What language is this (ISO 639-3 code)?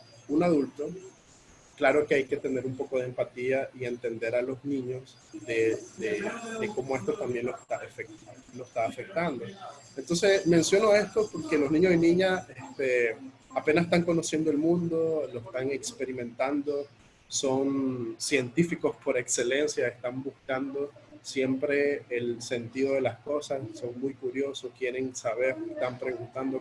spa